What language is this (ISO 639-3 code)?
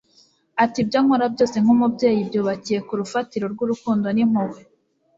kin